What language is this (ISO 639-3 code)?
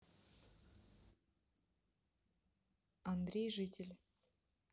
rus